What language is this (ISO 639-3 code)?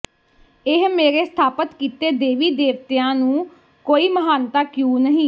pan